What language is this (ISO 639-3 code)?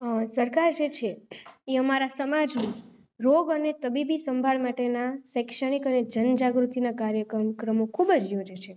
guj